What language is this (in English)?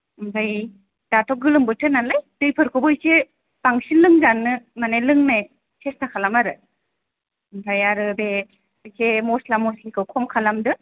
Bodo